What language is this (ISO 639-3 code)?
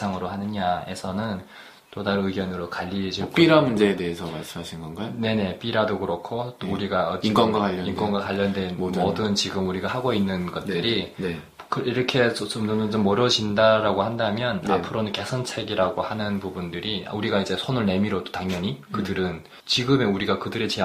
kor